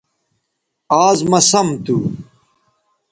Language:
Bateri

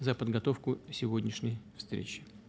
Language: Russian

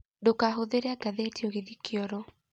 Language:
Kikuyu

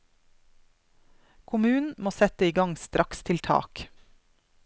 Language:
Norwegian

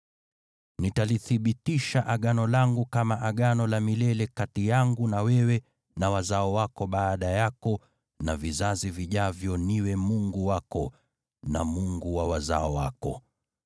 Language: Swahili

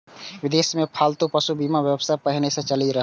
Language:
Maithili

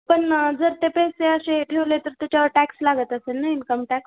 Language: Marathi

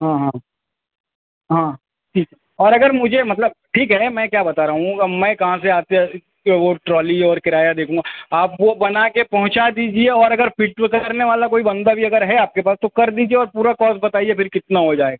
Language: Urdu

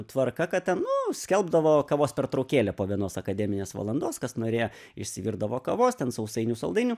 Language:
Lithuanian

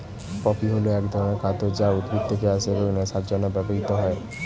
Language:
Bangla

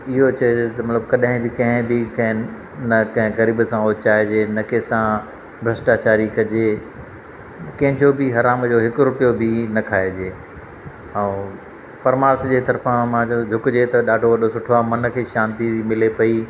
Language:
Sindhi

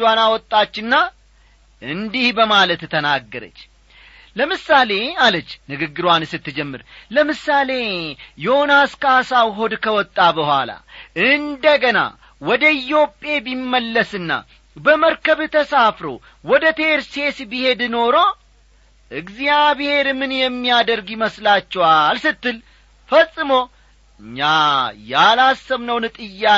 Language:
Amharic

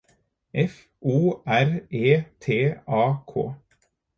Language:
Norwegian Bokmål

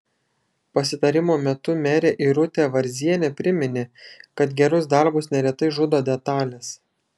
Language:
Lithuanian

